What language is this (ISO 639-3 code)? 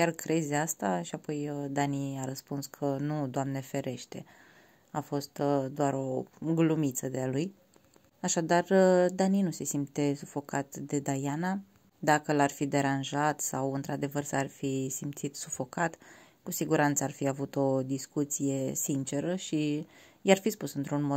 ron